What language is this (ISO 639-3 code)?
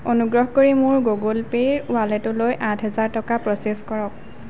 asm